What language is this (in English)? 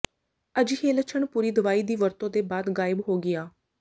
Punjabi